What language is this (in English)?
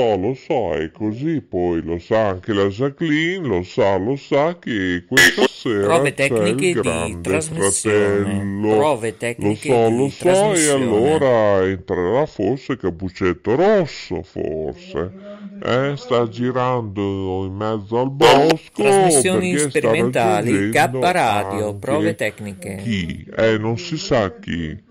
Italian